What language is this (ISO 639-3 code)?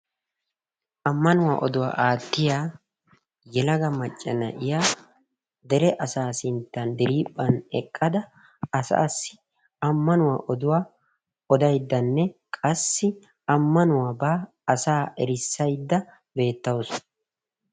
wal